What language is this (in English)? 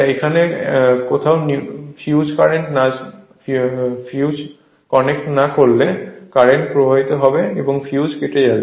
Bangla